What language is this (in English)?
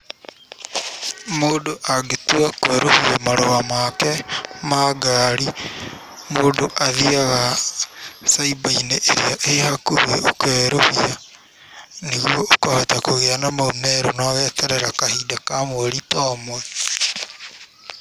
Kikuyu